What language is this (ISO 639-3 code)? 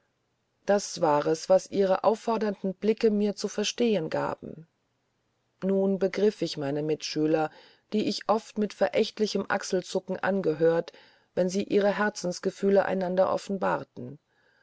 deu